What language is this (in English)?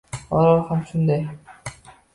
Uzbek